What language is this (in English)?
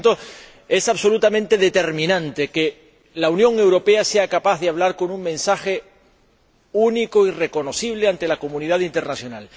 Spanish